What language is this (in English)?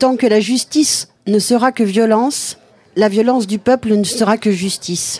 French